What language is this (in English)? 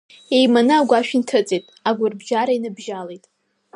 Abkhazian